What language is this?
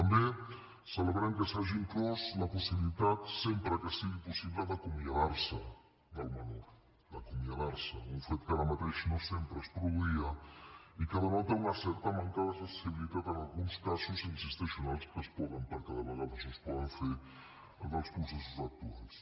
Catalan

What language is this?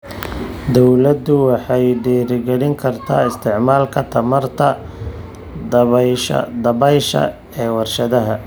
Somali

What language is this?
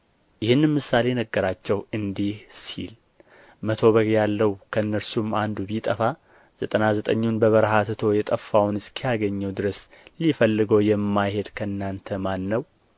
Amharic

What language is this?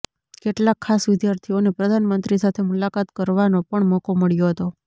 Gujarati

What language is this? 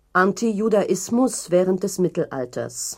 German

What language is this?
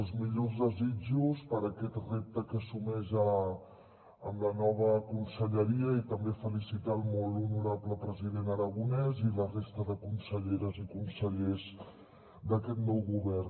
Catalan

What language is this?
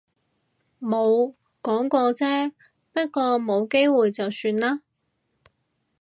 Cantonese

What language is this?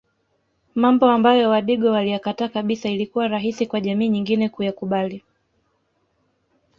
Swahili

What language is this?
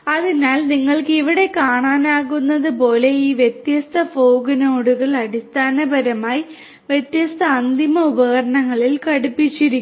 Malayalam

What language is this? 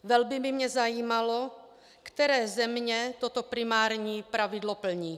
Czech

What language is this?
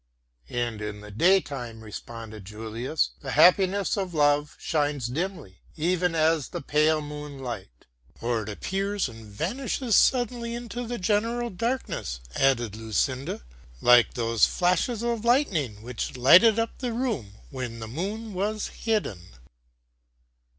English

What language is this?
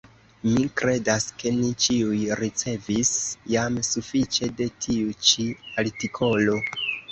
Esperanto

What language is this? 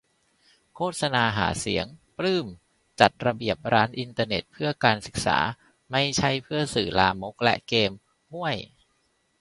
Thai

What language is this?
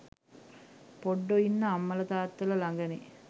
Sinhala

